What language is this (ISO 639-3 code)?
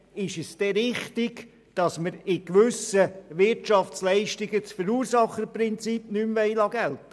gsw